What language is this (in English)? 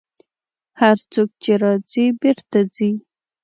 Pashto